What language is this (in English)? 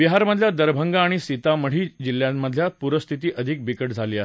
Marathi